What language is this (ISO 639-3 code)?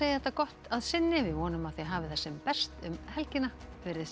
isl